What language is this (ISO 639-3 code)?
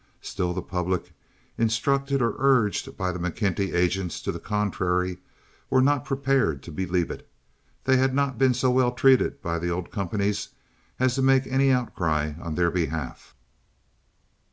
eng